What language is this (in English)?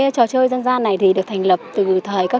Vietnamese